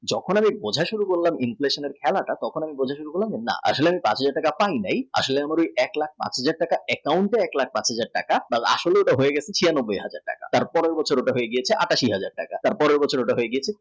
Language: Bangla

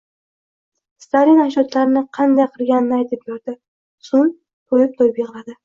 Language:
Uzbek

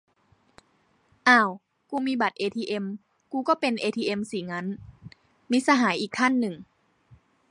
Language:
Thai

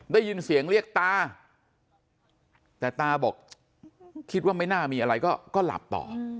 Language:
Thai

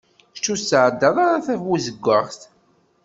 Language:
Kabyle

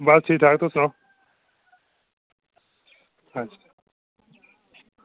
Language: Dogri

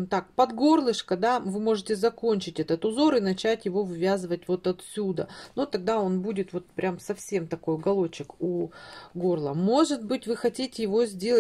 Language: Russian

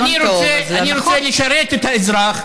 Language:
Hebrew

